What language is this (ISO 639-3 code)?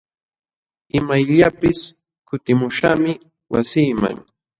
qxw